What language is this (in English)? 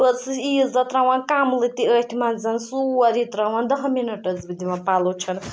Kashmiri